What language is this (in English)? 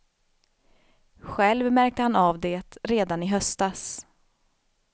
Swedish